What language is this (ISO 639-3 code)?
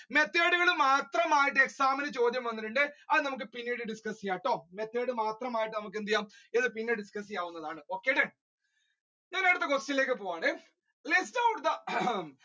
mal